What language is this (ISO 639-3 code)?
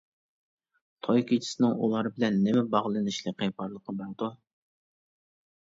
uig